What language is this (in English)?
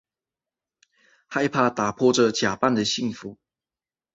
Chinese